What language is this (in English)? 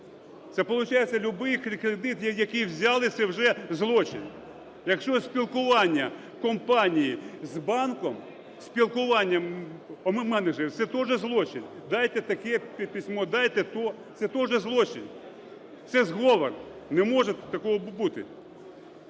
Ukrainian